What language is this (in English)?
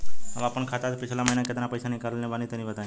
Bhojpuri